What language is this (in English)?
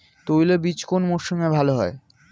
Bangla